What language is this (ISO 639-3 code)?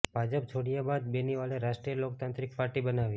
guj